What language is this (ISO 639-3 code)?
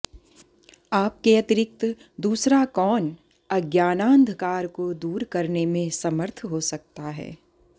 san